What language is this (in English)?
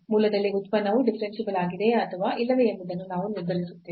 Kannada